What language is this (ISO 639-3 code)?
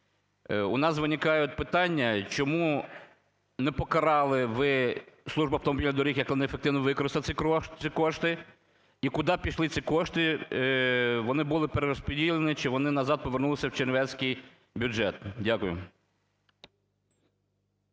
ukr